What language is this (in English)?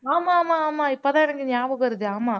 Tamil